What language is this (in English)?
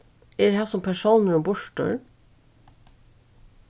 Faroese